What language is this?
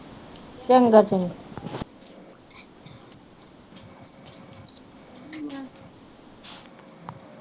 Punjabi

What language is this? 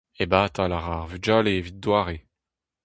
Breton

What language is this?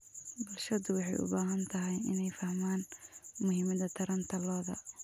Somali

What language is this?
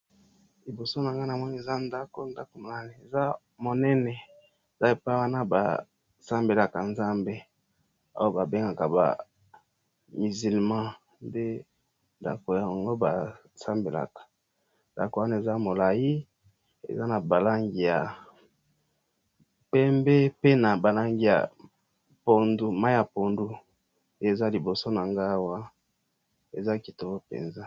Lingala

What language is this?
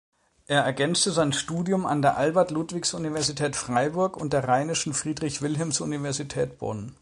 German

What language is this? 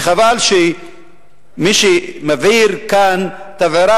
Hebrew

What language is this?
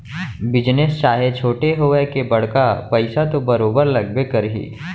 Chhattisgarhi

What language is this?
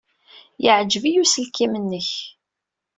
Kabyle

